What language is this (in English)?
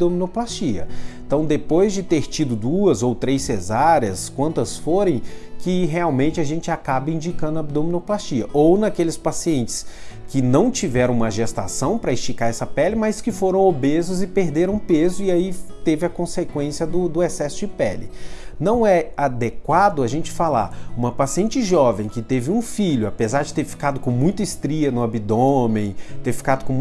Portuguese